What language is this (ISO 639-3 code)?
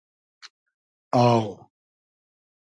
haz